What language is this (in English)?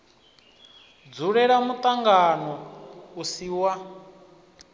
Venda